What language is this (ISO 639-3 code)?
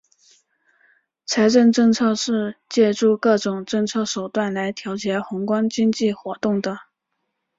zho